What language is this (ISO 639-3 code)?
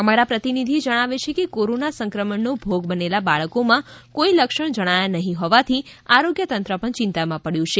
guj